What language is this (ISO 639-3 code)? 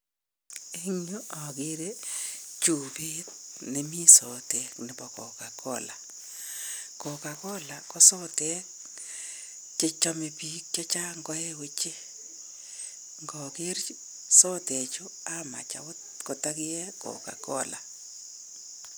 kln